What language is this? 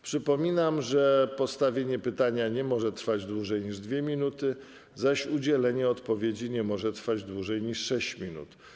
Polish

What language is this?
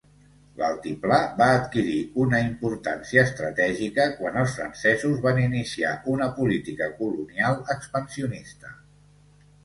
Catalan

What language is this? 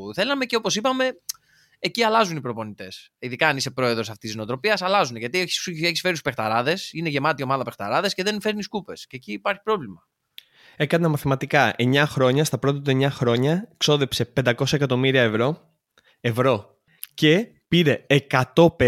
Greek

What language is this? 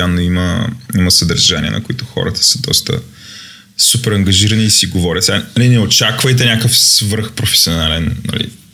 Bulgarian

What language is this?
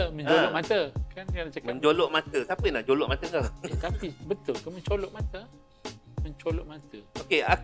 Malay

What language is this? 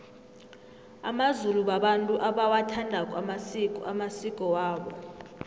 South Ndebele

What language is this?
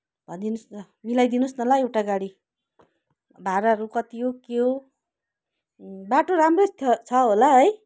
Nepali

